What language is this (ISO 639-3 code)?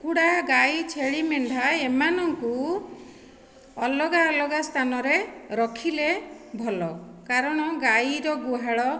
ori